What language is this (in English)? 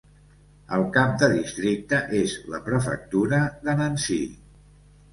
Catalan